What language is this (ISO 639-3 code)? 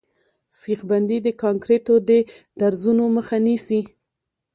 pus